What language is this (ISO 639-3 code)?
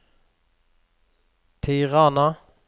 nor